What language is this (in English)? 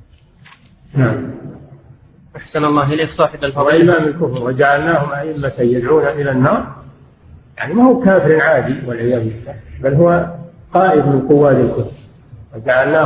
Arabic